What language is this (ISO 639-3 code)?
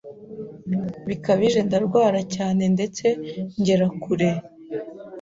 kin